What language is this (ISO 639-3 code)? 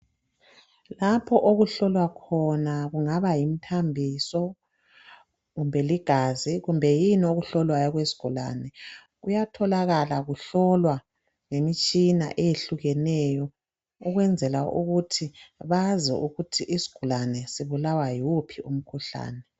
nde